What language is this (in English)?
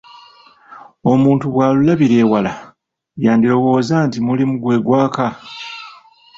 Ganda